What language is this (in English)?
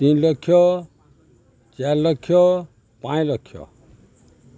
Odia